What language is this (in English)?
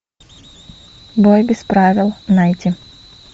Russian